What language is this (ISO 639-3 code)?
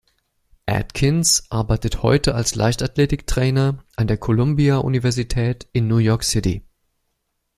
deu